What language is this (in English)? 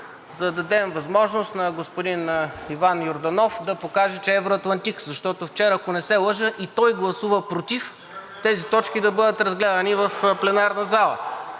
Bulgarian